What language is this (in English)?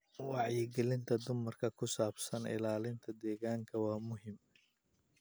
Somali